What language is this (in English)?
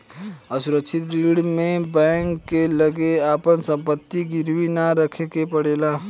Bhojpuri